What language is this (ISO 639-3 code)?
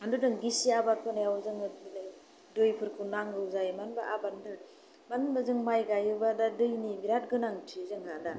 brx